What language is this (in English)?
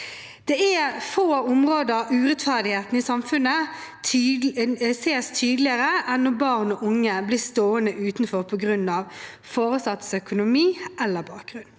Norwegian